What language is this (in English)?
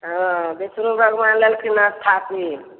Maithili